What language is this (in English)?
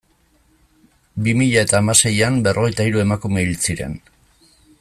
Basque